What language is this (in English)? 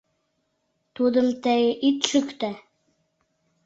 Mari